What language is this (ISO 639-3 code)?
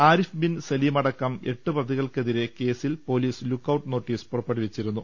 mal